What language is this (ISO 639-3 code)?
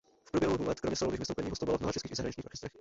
ces